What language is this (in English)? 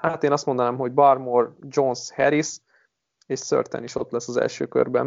Hungarian